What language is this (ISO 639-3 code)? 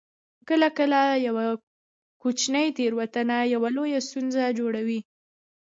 pus